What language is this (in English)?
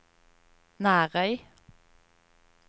Norwegian